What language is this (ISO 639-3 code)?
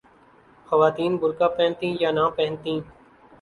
urd